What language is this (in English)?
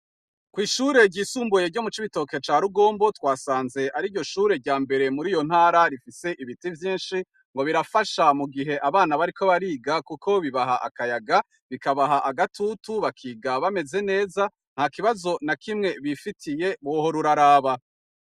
Rundi